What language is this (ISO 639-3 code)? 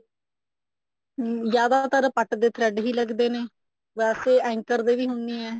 pan